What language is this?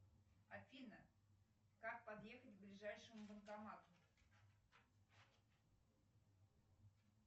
Russian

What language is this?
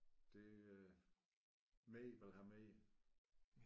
Danish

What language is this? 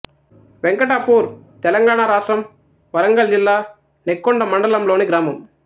Telugu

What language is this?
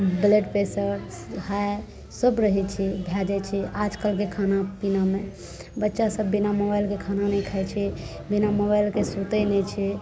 Maithili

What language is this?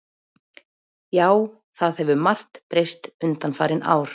Icelandic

